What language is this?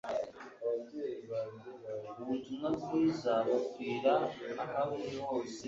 Kinyarwanda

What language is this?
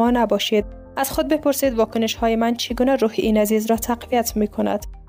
Persian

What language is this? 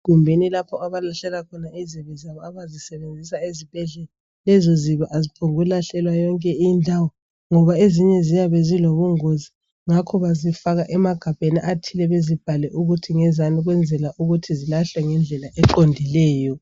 North Ndebele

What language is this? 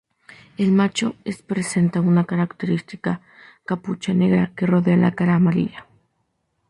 Spanish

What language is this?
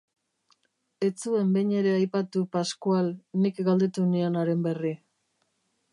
Basque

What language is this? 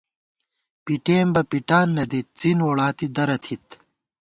Gawar-Bati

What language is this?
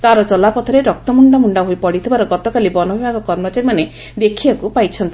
Odia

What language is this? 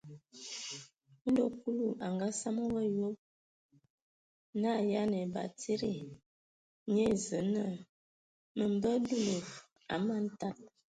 Ewondo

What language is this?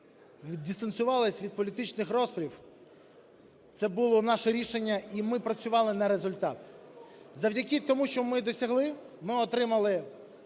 Ukrainian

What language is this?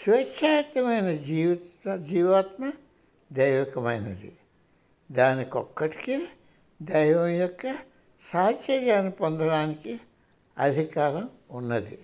Telugu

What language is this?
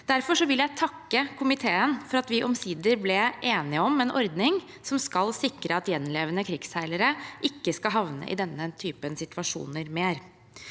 Norwegian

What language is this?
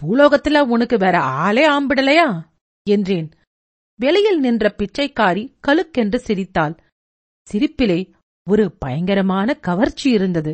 Tamil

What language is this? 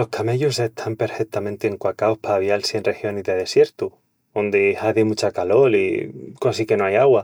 Extremaduran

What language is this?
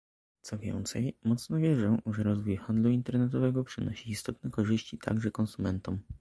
Polish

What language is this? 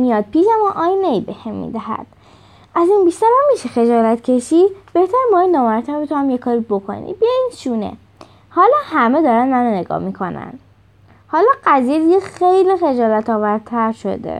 Persian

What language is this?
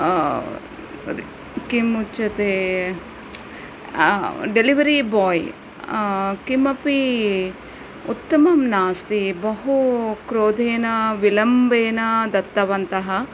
Sanskrit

